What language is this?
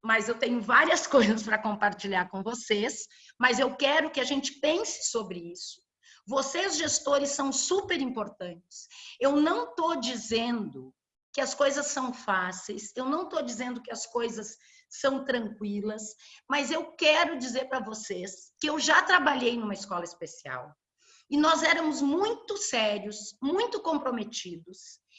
Portuguese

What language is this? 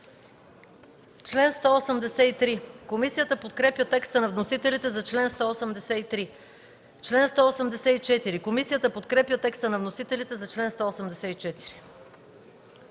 Bulgarian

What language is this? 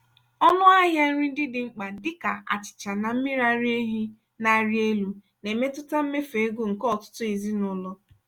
Igbo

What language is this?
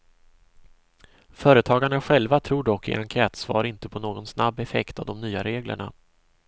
Swedish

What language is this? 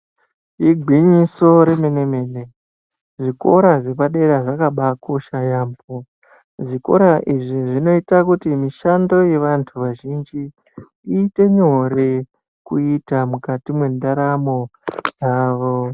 Ndau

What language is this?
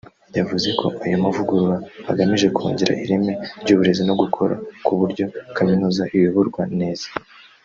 Kinyarwanda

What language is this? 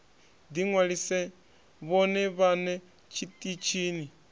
Venda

